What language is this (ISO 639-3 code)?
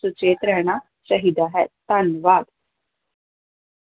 pan